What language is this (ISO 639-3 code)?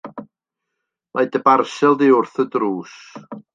cym